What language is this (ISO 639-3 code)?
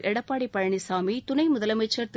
tam